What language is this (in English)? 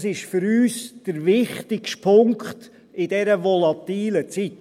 Swiss German